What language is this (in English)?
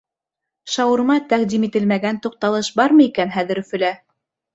Bashkir